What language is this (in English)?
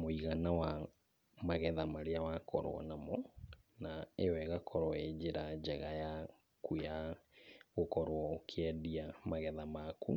Kikuyu